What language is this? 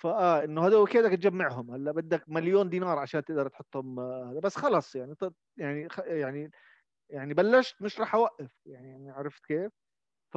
Arabic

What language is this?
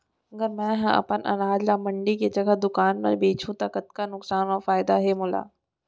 Chhattisgarhi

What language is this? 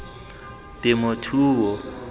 Tswana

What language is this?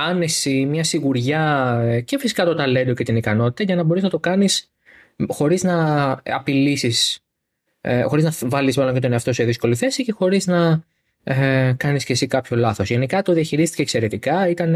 Greek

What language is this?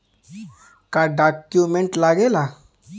Bhojpuri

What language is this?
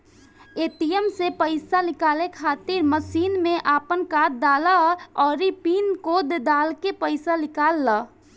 Bhojpuri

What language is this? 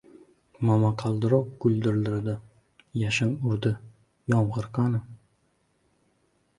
Uzbek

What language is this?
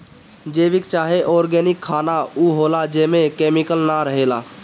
Bhojpuri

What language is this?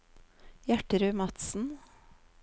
Norwegian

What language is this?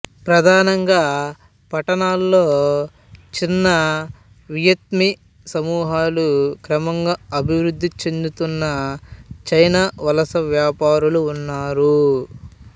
Telugu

